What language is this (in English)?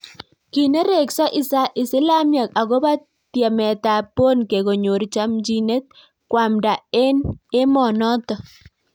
Kalenjin